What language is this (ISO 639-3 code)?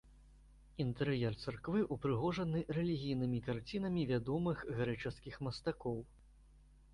bel